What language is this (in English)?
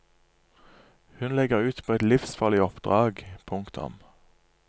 Norwegian